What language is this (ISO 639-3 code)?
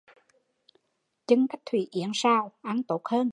vie